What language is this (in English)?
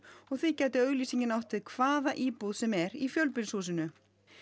Icelandic